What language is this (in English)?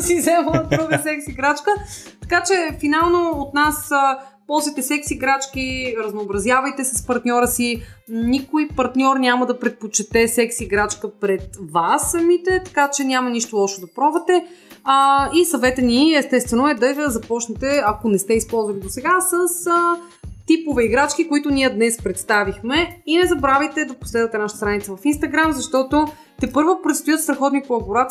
Bulgarian